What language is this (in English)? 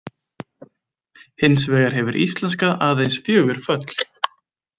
Icelandic